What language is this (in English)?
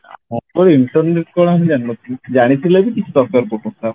Odia